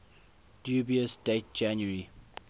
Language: English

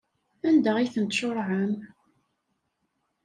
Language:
Kabyle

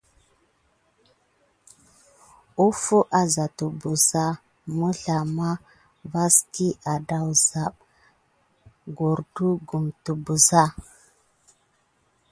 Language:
Gidar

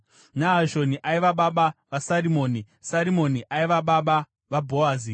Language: Shona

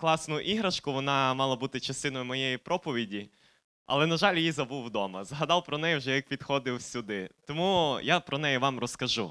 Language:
Ukrainian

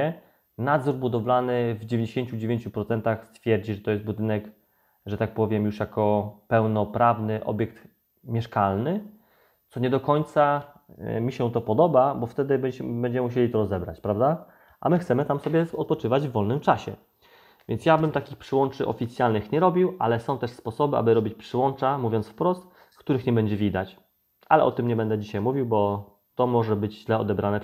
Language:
Polish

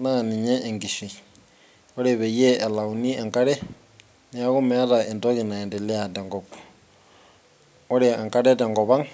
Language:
Masai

